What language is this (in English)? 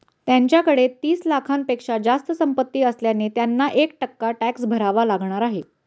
Marathi